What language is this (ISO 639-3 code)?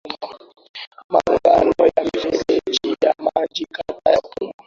swa